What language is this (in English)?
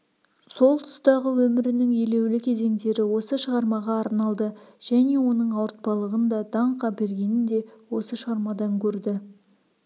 Kazakh